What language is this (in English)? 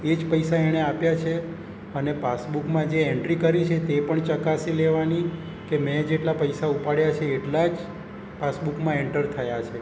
Gujarati